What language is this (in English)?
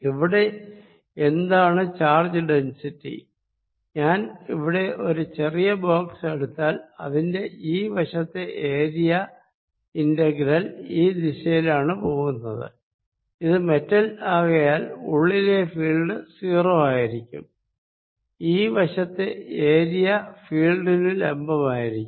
Malayalam